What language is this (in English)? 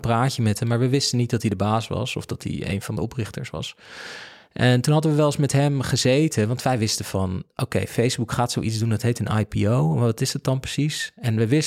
Dutch